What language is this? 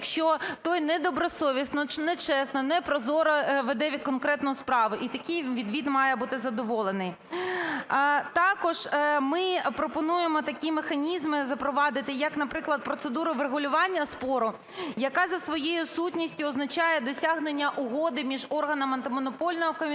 Ukrainian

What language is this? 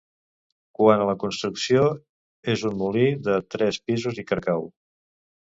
Catalan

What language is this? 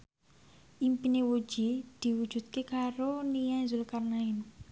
Javanese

